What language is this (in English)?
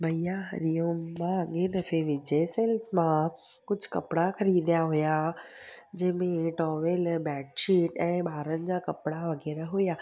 Sindhi